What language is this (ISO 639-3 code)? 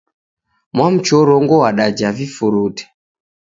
dav